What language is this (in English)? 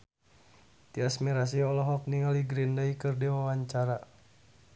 Sundanese